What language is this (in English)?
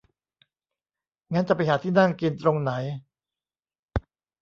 Thai